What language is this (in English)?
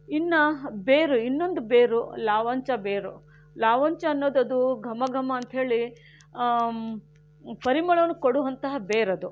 Kannada